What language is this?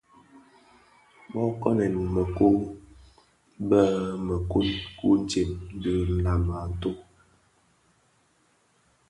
Bafia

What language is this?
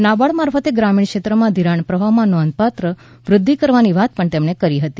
Gujarati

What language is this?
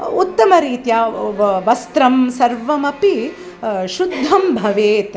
Sanskrit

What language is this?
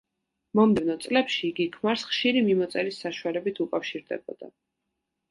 Georgian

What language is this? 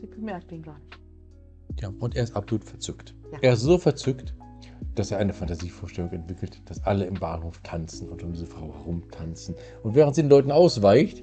German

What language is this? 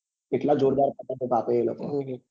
Gujarati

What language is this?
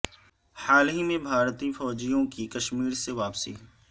Urdu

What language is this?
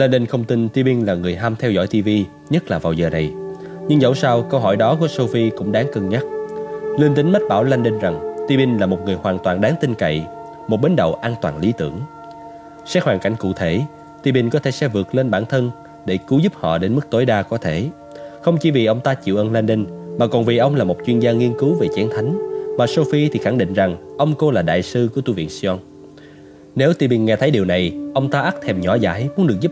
Vietnamese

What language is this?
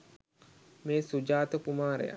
Sinhala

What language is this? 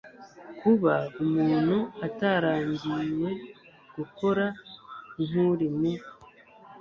Kinyarwanda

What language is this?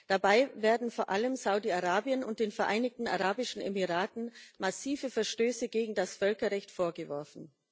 German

